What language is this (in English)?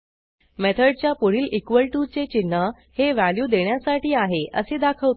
Marathi